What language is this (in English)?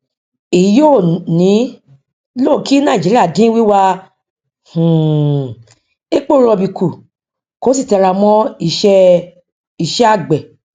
Yoruba